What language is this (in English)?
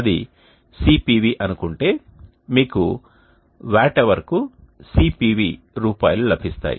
Telugu